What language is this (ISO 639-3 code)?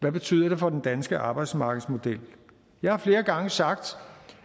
dan